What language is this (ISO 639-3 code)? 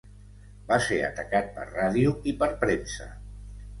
cat